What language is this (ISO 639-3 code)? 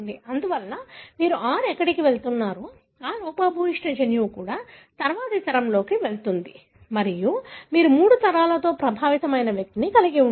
tel